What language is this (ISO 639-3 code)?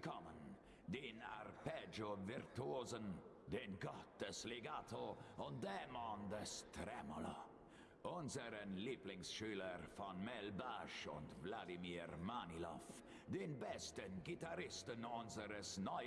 deu